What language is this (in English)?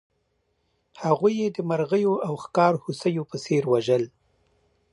Pashto